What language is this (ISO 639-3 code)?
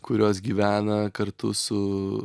lit